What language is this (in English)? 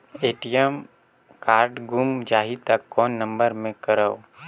Chhattisgarhi